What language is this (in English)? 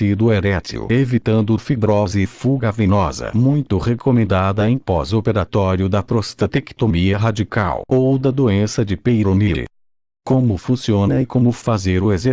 Portuguese